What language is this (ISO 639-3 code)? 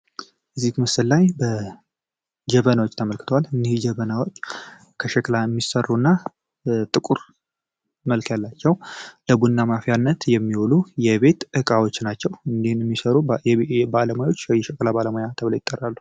amh